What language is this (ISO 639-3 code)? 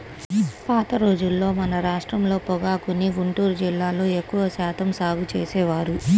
tel